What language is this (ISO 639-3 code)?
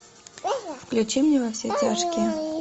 rus